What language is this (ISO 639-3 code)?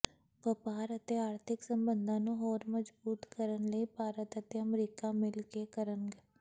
pan